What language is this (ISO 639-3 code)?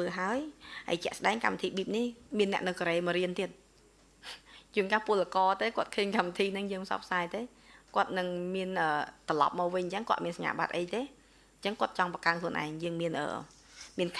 vie